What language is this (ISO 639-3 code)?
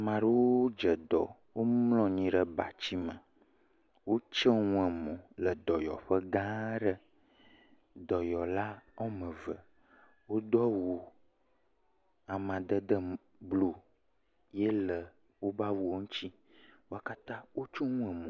ewe